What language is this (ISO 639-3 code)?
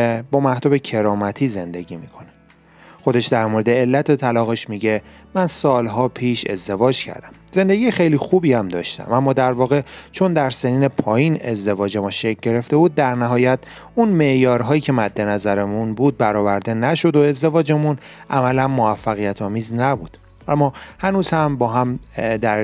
fas